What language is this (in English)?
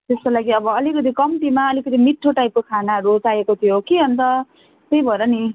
Nepali